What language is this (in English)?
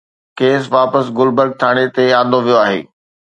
Sindhi